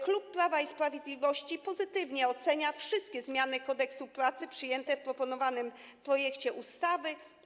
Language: Polish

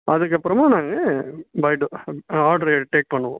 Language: Tamil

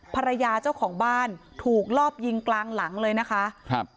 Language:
Thai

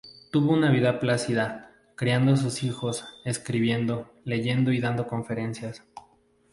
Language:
Spanish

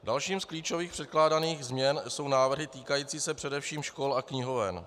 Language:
Czech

